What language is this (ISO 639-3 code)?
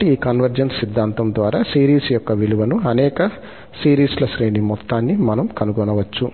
tel